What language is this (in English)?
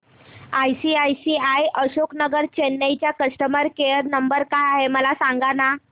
Marathi